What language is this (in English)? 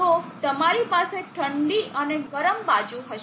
Gujarati